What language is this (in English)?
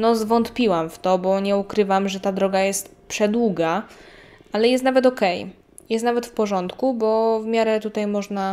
Polish